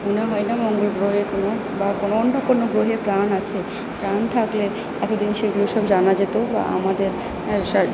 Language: Bangla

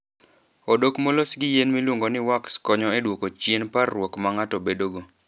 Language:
Luo (Kenya and Tanzania)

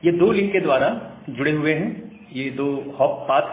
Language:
Hindi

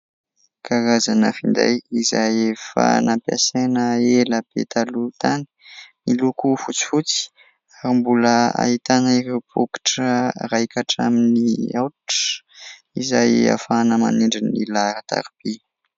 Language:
Malagasy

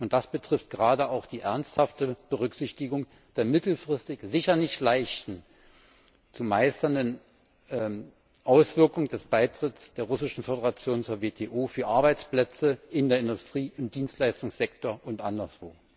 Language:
German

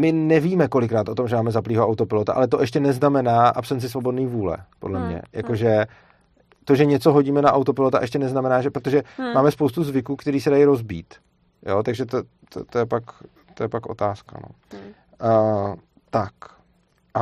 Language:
Czech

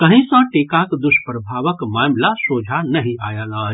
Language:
Maithili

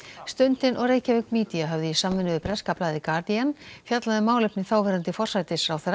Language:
Icelandic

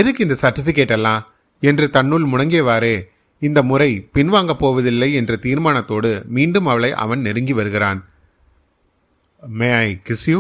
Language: Tamil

